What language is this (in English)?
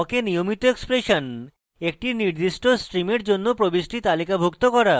Bangla